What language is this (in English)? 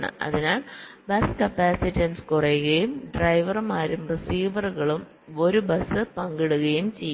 Malayalam